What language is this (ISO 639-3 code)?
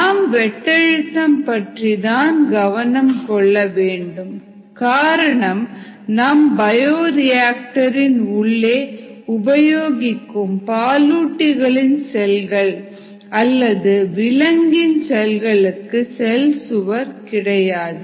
tam